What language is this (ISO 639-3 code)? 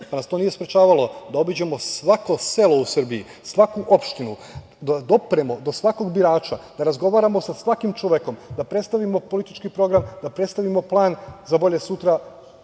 srp